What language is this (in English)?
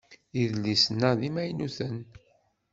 Kabyle